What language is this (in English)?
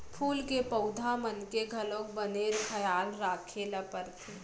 Chhattisgarhi